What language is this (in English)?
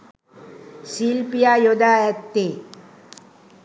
Sinhala